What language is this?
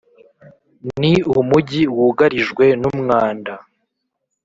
Kinyarwanda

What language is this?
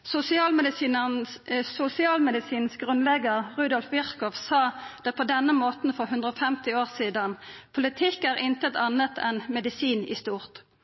Norwegian Nynorsk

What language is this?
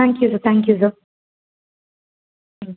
Tamil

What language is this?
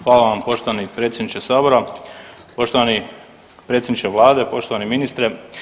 Croatian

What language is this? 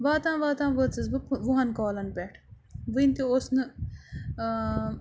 Kashmiri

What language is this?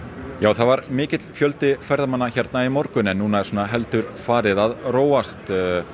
Icelandic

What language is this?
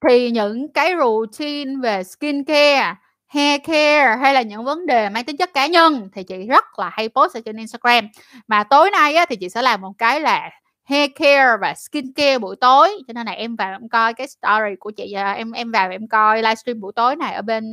Vietnamese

